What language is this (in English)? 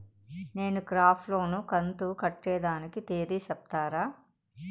Telugu